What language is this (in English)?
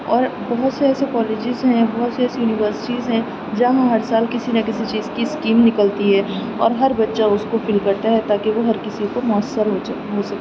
Urdu